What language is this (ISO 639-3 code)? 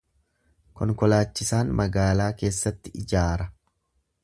orm